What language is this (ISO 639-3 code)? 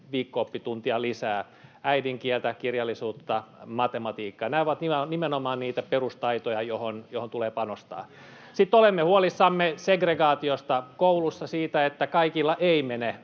fin